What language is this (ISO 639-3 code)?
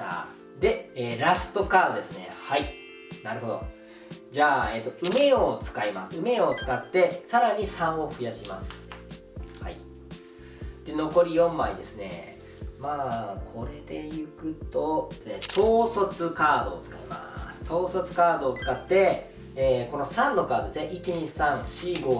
jpn